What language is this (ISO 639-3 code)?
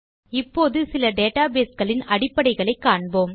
tam